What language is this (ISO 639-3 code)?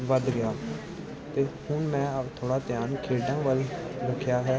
pan